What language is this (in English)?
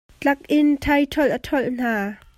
Hakha Chin